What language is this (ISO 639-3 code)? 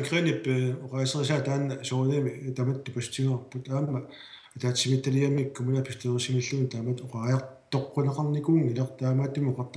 ara